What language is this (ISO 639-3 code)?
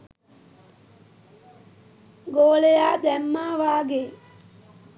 sin